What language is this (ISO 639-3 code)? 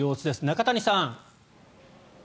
jpn